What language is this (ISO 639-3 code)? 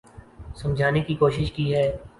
urd